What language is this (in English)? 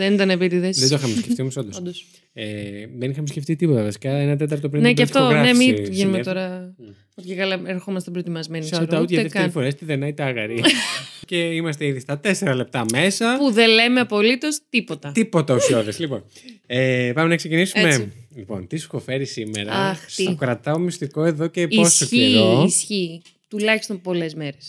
Greek